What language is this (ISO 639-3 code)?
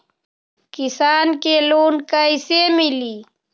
mag